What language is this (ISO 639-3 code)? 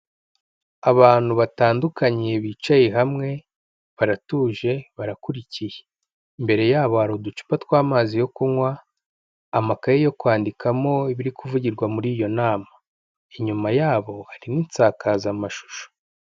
kin